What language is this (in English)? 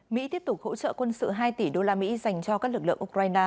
Vietnamese